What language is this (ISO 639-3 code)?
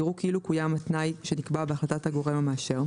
heb